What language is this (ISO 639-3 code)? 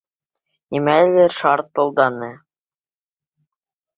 bak